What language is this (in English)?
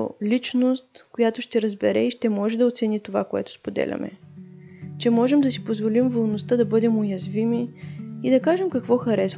Bulgarian